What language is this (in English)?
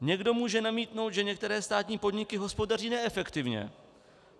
Czech